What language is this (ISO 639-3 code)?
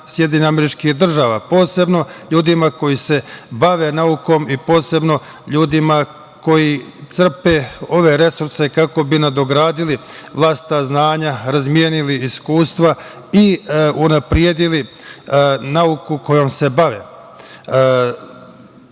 srp